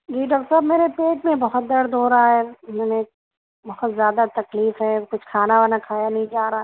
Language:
Urdu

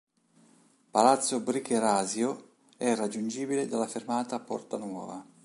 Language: Italian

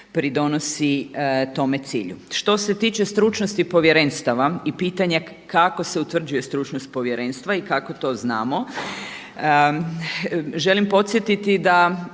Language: Croatian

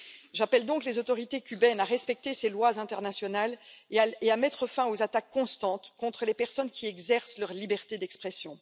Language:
French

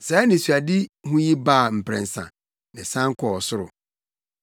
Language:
Akan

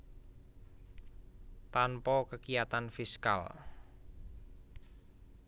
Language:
Javanese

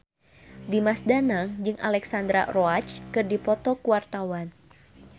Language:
Sundanese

